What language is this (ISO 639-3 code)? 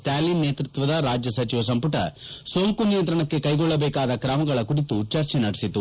kan